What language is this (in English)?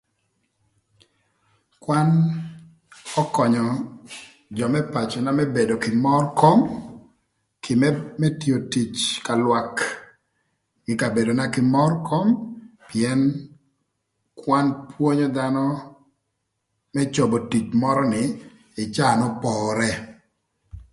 Thur